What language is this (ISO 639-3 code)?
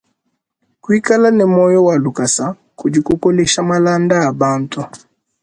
lua